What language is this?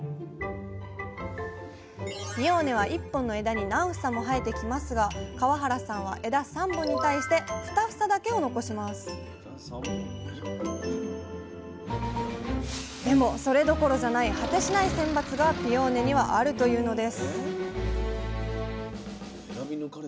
Japanese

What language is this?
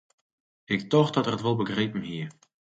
Western Frisian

